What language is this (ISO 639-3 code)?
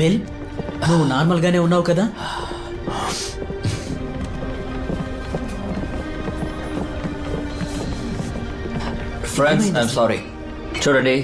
tel